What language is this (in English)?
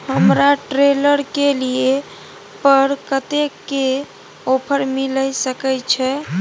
Maithili